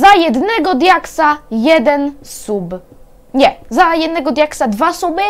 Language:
Polish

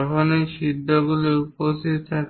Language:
Bangla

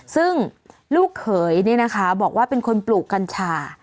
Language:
Thai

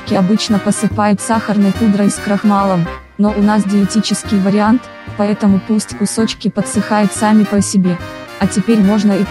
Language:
Russian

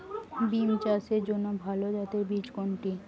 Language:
Bangla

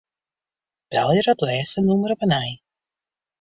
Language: Western Frisian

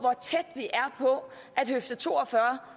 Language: Danish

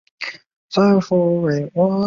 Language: Chinese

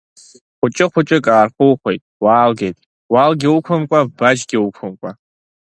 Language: Abkhazian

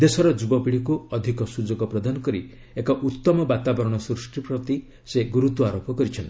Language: Odia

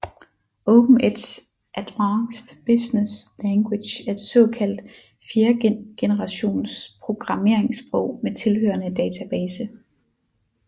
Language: Danish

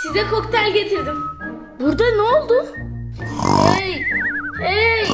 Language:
Turkish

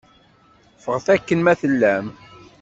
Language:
Kabyle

